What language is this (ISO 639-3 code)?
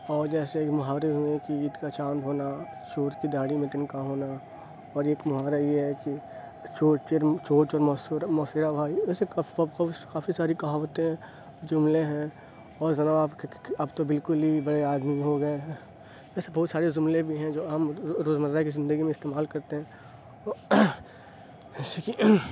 urd